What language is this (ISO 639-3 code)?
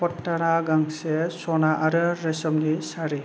brx